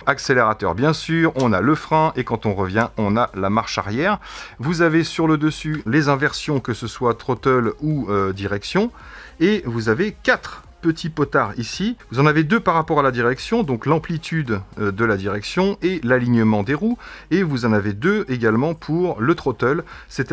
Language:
French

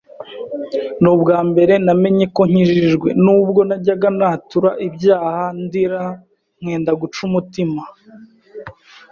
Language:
Kinyarwanda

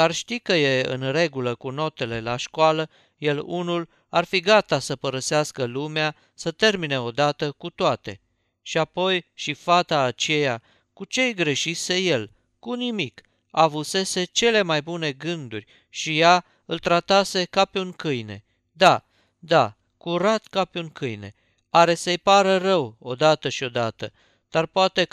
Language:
Romanian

